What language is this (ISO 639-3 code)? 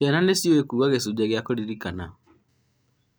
kik